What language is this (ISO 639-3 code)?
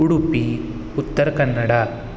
san